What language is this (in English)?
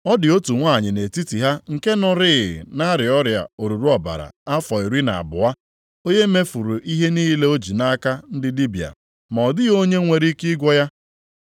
Igbo